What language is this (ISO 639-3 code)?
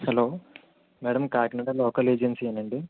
tel